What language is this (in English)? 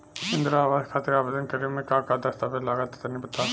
Bhojpuri